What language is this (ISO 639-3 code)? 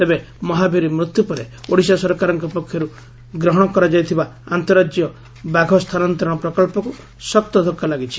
ori